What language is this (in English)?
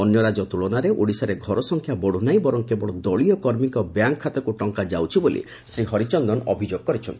Odia